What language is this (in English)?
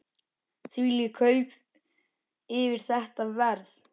Icelandic